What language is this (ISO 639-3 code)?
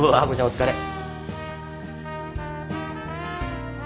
jpn